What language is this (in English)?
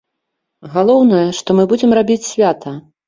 Belarusian